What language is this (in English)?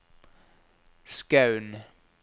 Norwegian